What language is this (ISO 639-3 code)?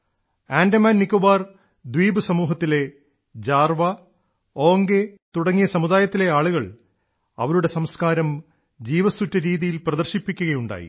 mal